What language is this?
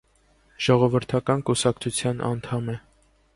Armenian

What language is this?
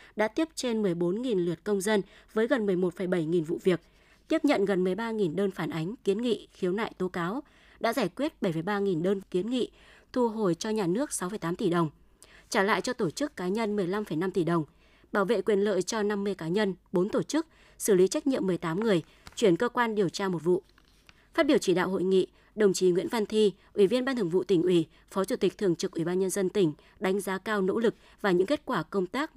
Vietnamese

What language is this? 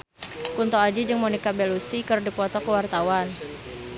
Sundanese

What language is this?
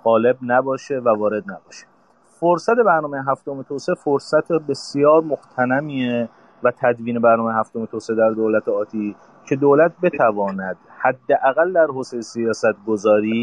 Persian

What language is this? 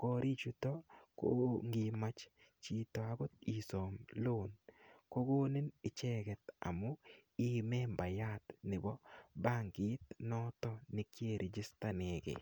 Kalenjin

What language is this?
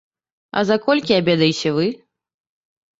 Belarusian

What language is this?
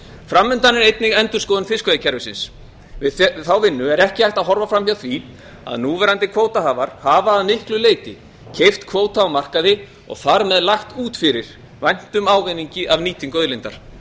Icelandic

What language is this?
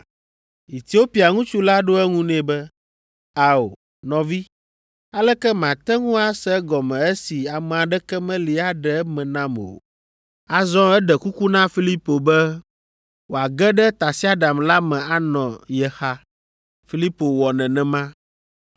Ewe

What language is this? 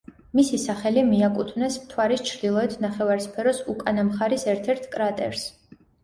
Georgian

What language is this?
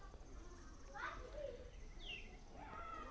Bangla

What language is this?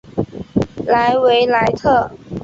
Chinese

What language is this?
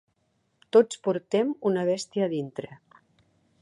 Catalan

